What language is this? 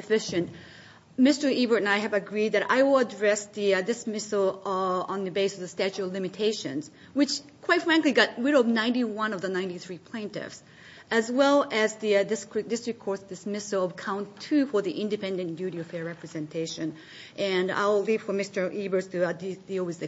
English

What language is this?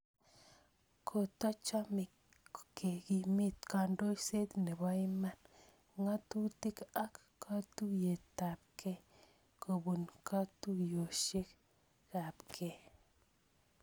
Kalenjin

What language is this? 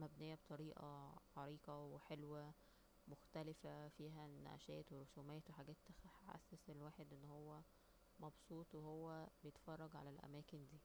Egyptian Arabic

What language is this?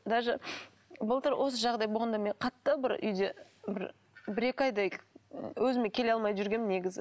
Kazakh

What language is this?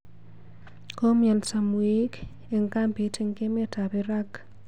Kalenjin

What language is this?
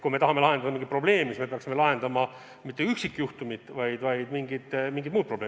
Estonian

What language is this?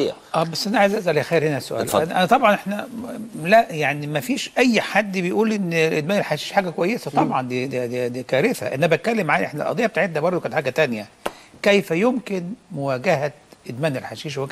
Arabic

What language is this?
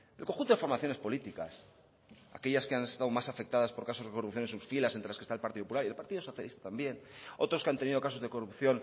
Spanish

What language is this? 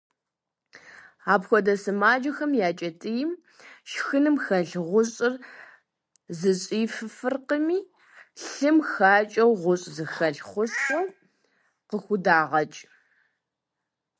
Kabardian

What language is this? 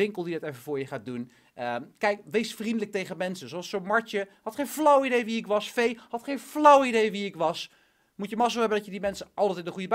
Dutch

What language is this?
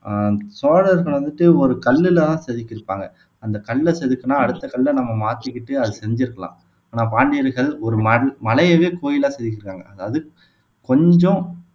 Tamil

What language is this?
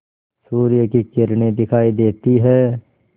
Hindi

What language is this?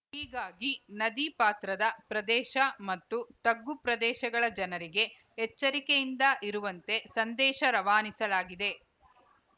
Kannada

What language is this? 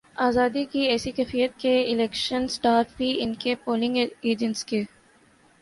Urdu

